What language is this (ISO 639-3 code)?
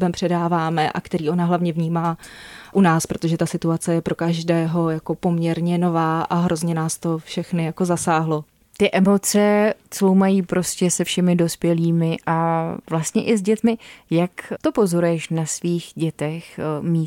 ces